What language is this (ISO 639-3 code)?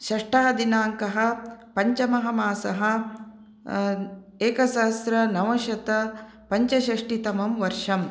san